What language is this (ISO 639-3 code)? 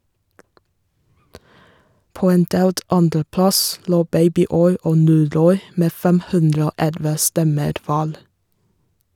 nor